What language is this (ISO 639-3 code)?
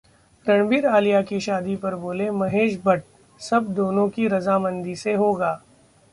hin